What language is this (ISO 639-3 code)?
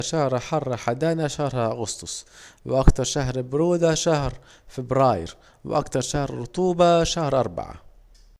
aec